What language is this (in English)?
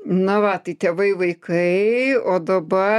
Lithuanian